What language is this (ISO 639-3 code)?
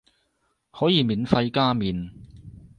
yue